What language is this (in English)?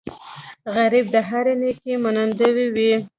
Pashto